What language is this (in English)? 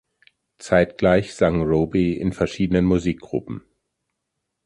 German